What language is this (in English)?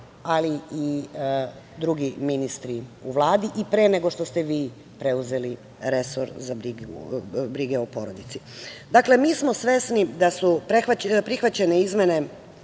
Serbian